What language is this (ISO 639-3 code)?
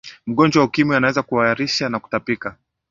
swa